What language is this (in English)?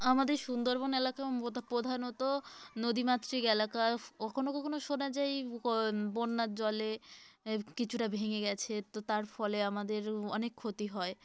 Bangla